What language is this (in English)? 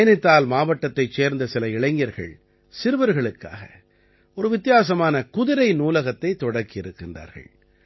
Tamil